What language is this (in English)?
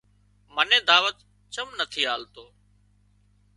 Wadiyara Koli